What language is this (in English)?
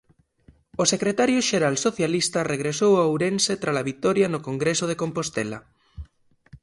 Galician